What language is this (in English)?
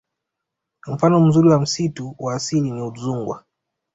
Swahili